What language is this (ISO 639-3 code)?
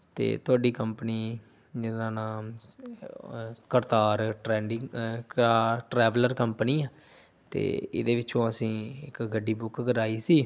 pan